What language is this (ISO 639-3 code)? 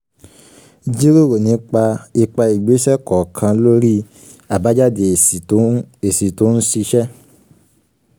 yor